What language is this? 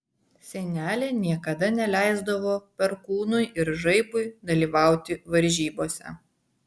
Lithuanian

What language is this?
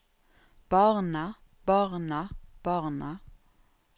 Norwegian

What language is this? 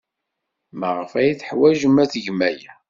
Kabyle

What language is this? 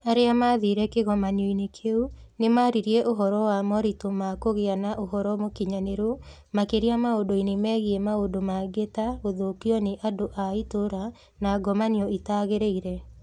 Kikuyu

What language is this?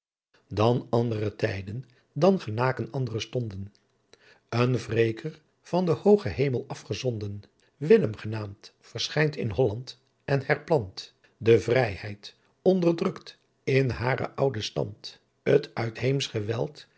Dutch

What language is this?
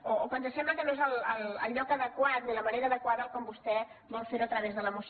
Catalan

